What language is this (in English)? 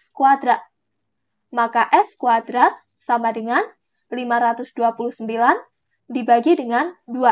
Indonesian